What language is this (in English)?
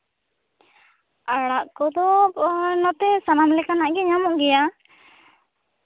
Santali